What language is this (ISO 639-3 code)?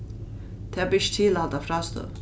fao